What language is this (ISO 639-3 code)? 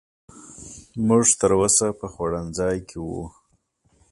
pus